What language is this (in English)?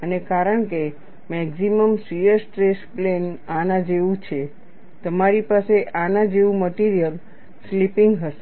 Gujarati